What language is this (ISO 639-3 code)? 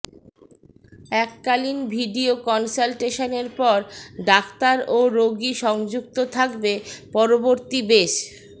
ben